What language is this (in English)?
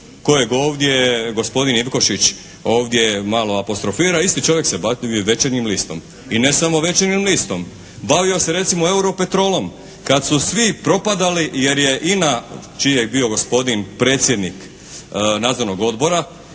Croatian